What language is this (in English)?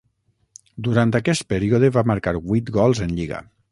Catalan